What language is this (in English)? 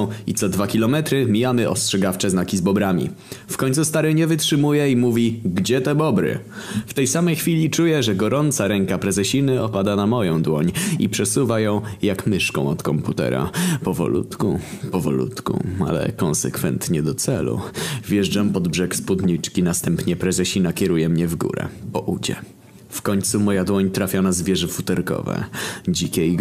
Polish